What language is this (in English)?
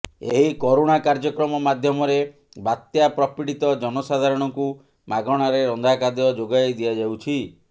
Odia